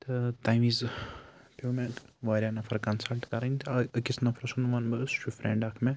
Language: Kashmiri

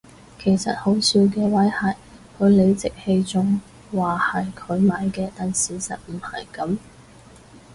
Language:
Cantonese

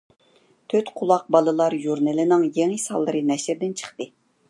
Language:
Uyghur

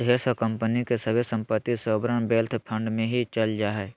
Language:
Magahi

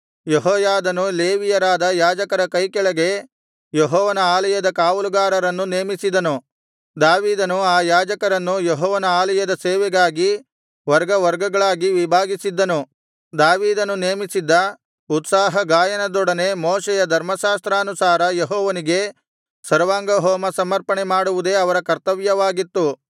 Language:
Kannada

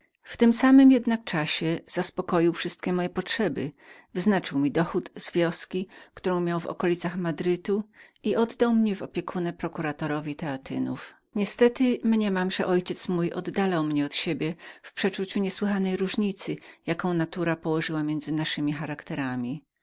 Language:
Polish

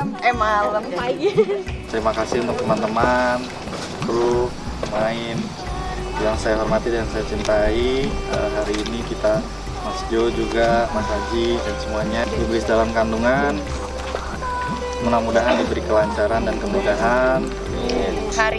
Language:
Indonesian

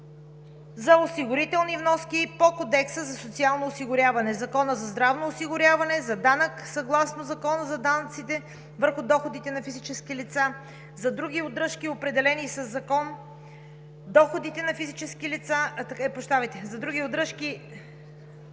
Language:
Bulgarian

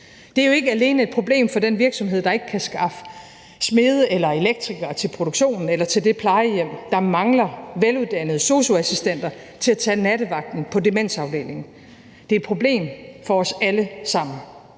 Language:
Danish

